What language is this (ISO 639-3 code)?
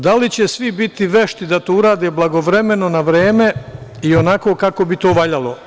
srp